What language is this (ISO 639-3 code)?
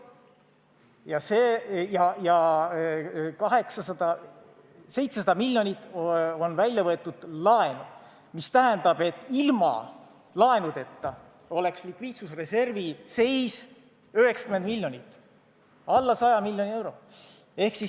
est